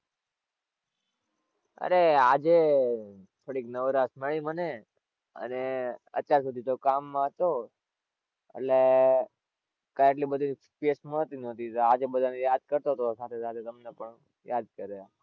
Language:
Gujarati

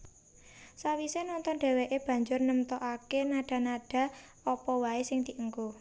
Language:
Javanese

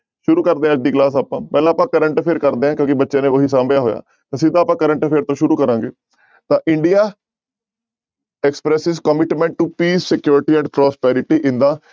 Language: Punjabi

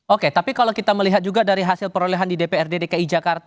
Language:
Indonesian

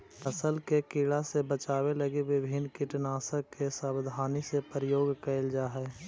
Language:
Magahi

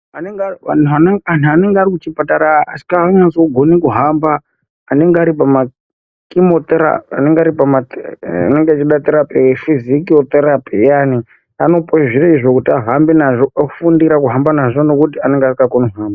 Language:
Ndau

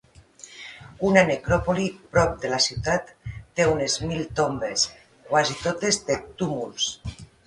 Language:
Catalan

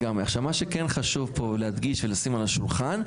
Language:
Hebrew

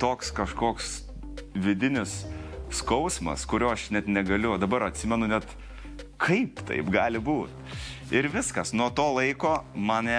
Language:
Lithuanian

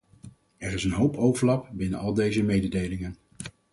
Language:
Dutch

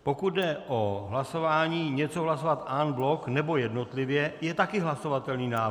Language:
Czech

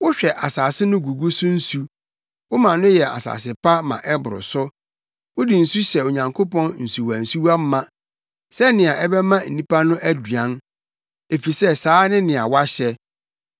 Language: Akan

